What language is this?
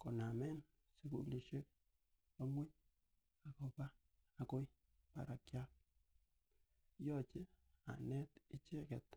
Kalenjin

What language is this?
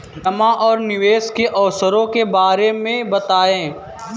Hindi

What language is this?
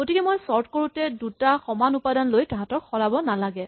Assamese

